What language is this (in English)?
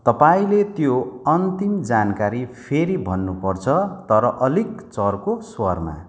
Nepali